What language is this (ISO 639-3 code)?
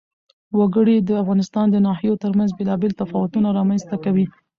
pus